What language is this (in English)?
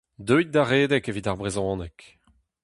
Breton